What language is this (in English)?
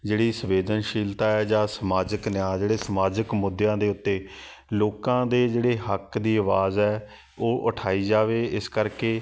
Punjabi